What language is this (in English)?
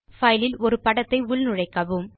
Tamil